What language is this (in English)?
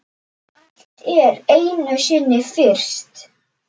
Icelandic